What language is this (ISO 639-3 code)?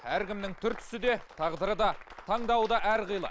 kaz